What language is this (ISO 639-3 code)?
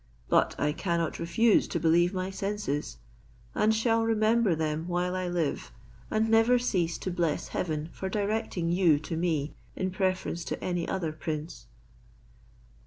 eng